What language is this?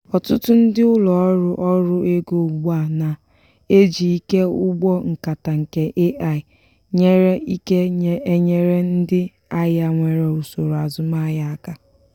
Igbo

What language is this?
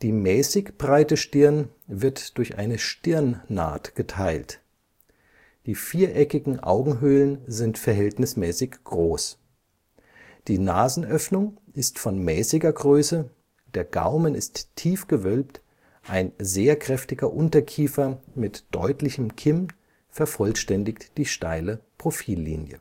German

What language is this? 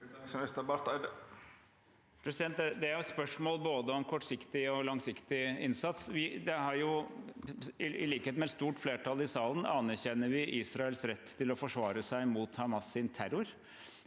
Norwegian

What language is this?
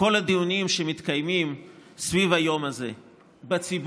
Hebrew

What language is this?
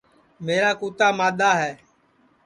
Sansi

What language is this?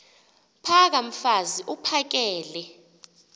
Xhosa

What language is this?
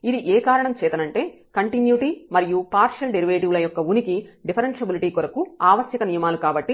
Telugu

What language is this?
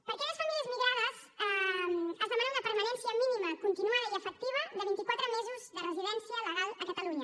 Catalan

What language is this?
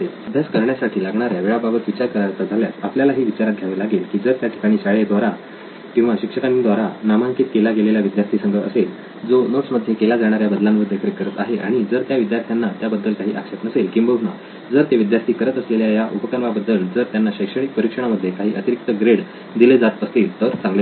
Marathi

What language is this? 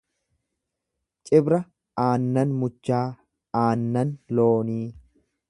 Oromo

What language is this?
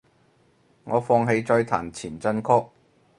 Cantonese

